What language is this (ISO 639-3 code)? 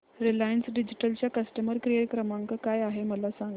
mar